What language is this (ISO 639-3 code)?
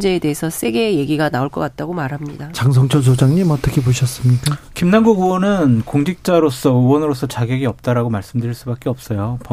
kor